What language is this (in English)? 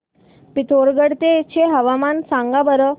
Marathi